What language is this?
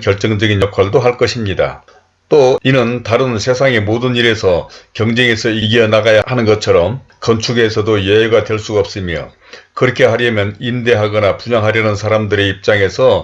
Korean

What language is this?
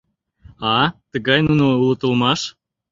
Mari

